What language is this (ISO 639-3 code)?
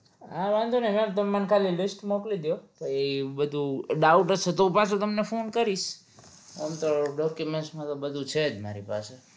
guj